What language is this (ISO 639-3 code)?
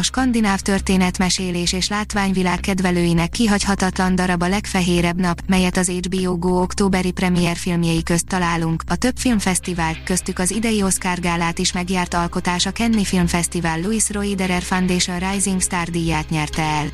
hun